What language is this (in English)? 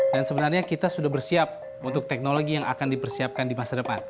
Indonesian